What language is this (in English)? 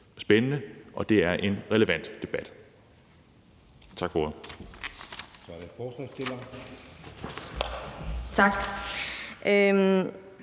Danish